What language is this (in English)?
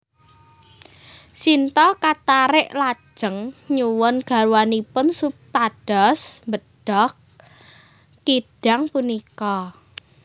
Javanese